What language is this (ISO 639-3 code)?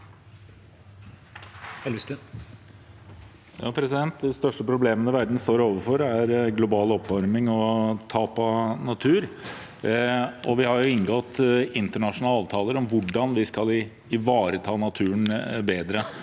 nor